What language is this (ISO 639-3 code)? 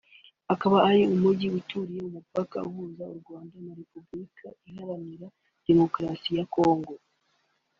kin